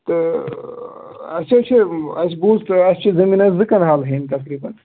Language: Kashmiri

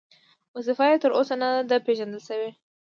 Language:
Pashto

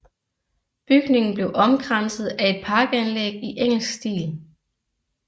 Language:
Danish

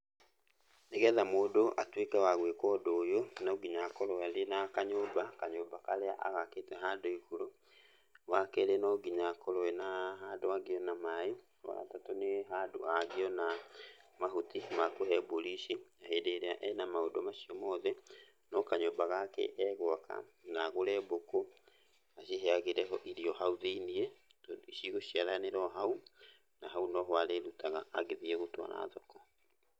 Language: Kikuyu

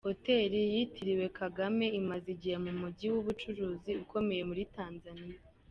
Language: Kinyarwanda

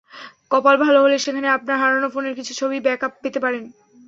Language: Bangla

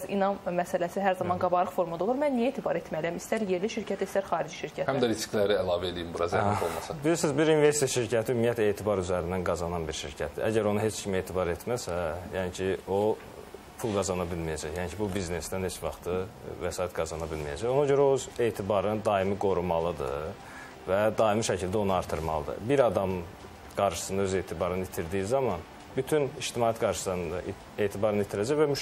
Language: Turkish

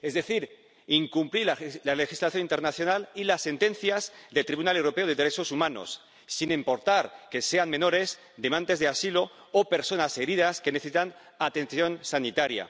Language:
Spanish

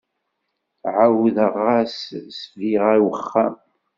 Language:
Kabyle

